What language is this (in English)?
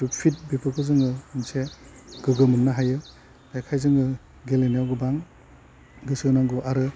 Bodo